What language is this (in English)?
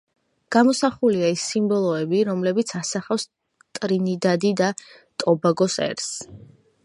Georgian